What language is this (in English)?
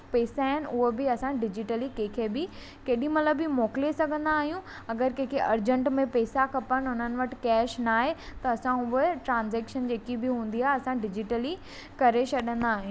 Sindhi